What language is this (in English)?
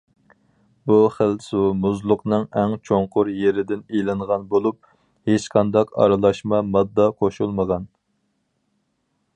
Uyghur